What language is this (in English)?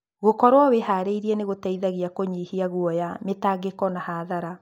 Kikuyu